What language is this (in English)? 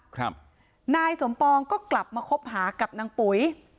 Thai